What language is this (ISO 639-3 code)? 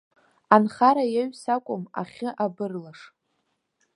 abk